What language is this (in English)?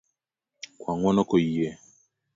Luo (Kenya and Tanzania)